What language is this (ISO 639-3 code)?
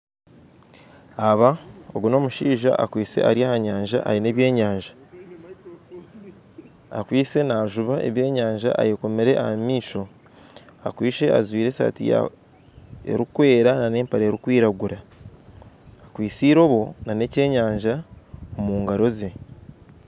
nyn